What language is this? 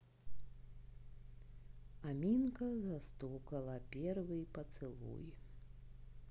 Russian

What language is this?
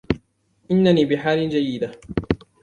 Arabic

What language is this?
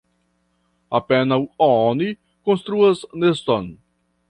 Esperanto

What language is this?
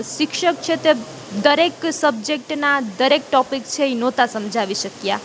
Gujarati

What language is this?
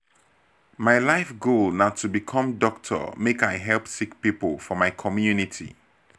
Nigerian Pidgin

